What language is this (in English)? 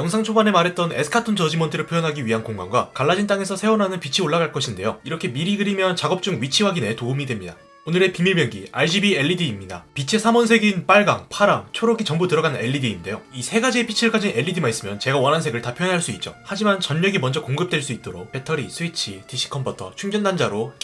Korean